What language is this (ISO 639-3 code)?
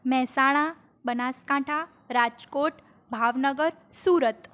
guj